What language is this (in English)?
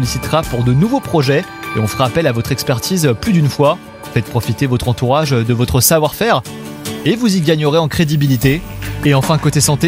French